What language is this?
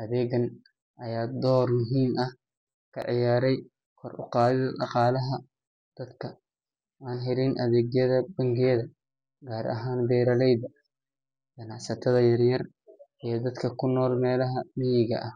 Somali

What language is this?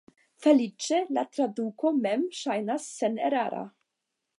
Esperanto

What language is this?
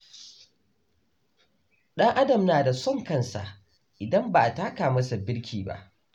Hausa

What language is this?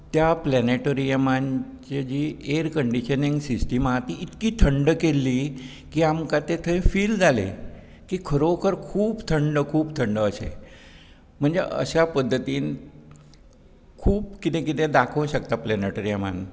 Konkani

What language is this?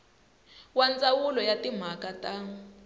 Tsonga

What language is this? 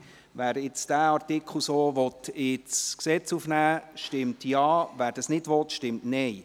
Swiss German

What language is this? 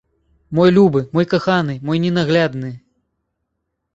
Belarusian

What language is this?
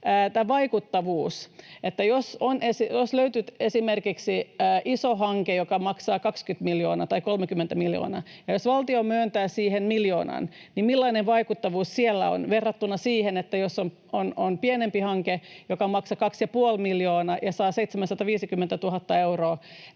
Finnish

